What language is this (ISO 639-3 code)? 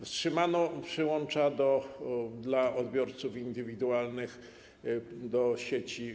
pol